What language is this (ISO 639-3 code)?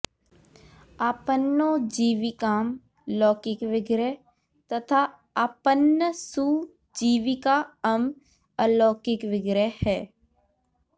san